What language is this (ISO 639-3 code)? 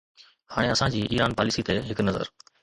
snd